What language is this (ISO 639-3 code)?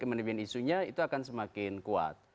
ind